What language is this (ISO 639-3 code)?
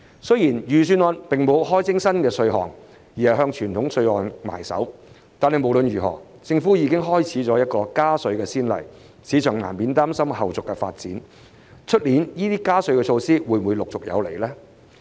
yue